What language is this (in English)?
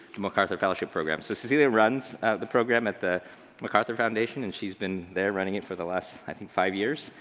English